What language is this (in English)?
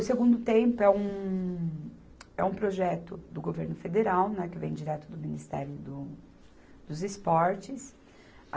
Portuguese